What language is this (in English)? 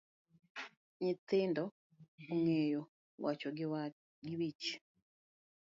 Luo (Kenya and Tanzania)